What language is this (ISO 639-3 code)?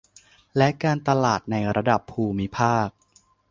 tha